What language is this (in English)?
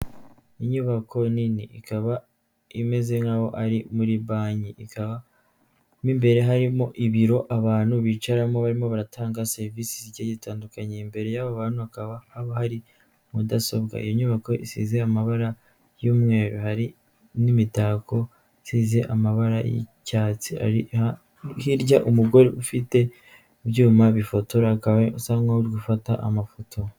Kinyarwanda